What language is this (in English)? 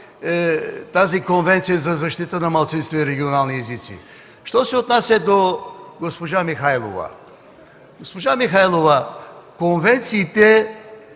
Bulgarian